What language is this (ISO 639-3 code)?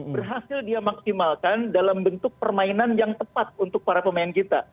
ind